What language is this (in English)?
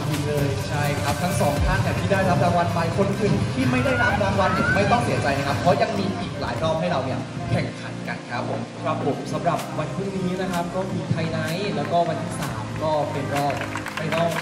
Thai